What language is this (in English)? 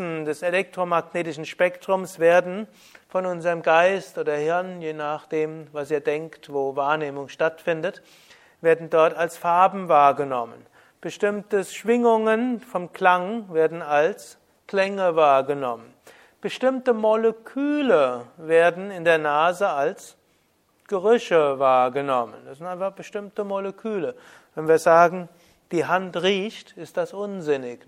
German